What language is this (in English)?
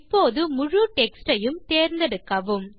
Tamil